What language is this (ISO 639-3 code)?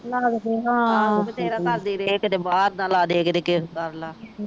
pan